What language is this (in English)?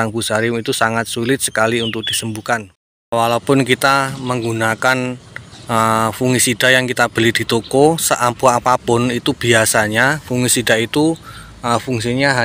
Indonesian